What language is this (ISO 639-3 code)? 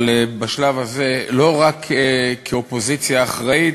heb